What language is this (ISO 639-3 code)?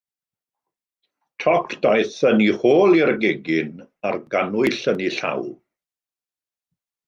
cym